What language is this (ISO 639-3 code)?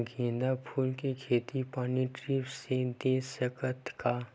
hne